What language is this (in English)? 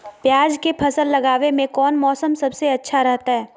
Magahi